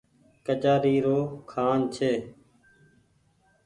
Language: Goaria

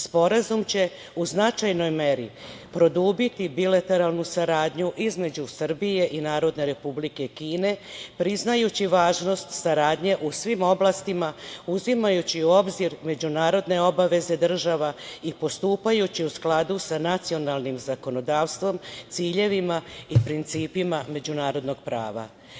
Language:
Serbian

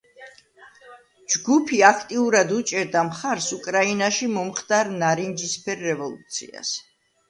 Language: Georgian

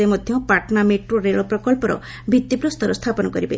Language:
Odia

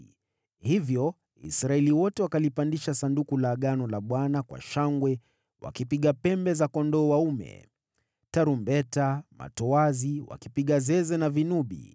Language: Swahili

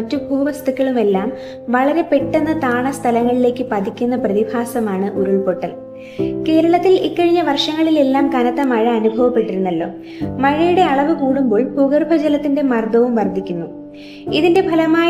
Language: Malayalam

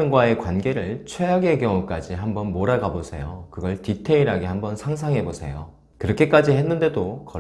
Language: Korean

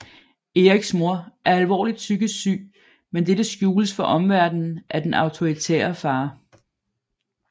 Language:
Danish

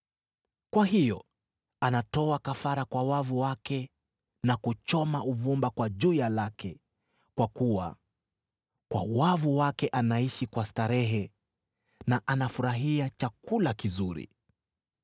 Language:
Swahili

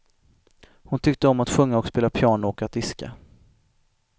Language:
Swedish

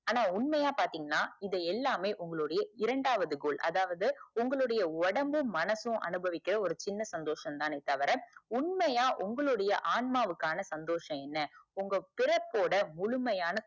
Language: Tamil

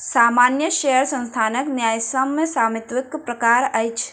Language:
Maithili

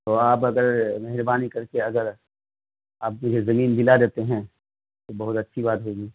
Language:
Urdu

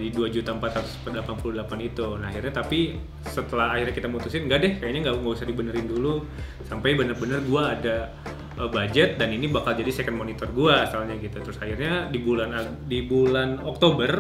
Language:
Indonesian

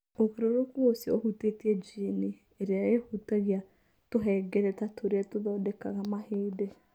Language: Kikuyu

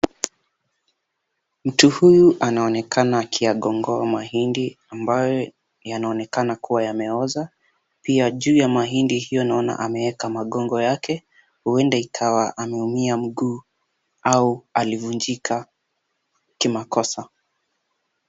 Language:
Swahili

